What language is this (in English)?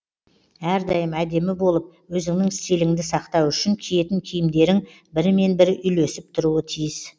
Kazakh